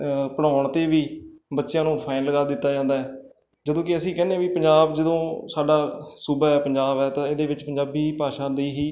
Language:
Punjabi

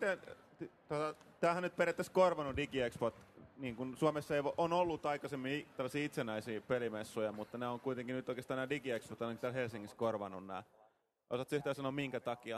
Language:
Finnish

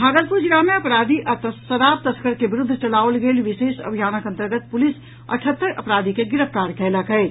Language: Maithili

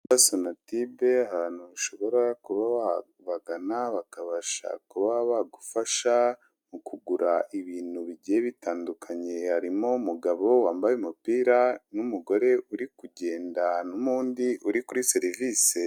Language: Kinyarwanda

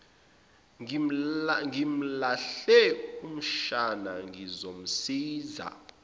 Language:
Zulu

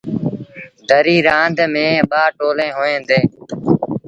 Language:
Sindhi Bhil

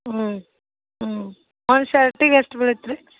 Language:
Kannada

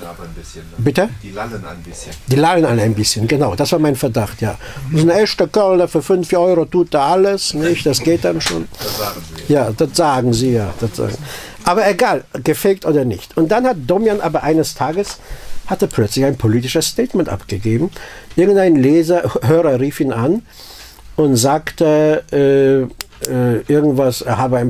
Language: German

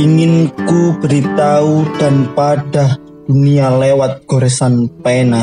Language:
Indonesian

